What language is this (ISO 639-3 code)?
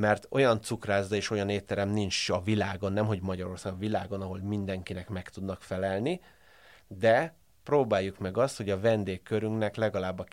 hun